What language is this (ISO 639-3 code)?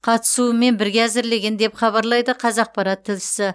kaz